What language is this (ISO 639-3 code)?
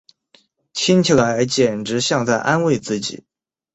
zho